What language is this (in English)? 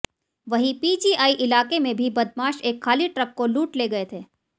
Hindi